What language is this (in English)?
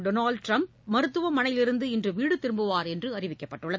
Tamil